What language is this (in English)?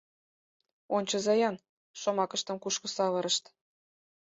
Mari